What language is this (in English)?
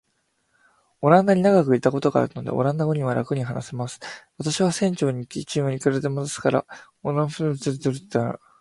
Japanese